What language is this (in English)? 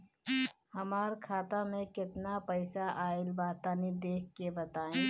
Bhojpuri